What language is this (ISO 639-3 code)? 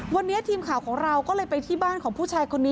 tha